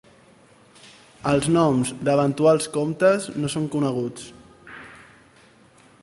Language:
Catalan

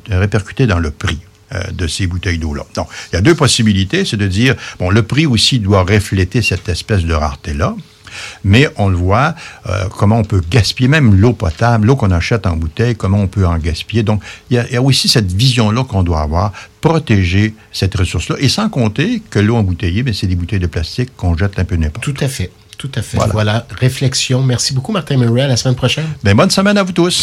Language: French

